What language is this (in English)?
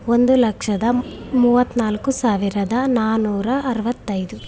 Kannada